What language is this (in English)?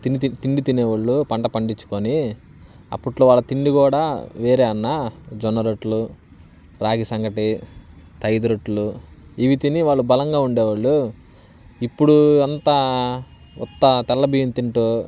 Telugu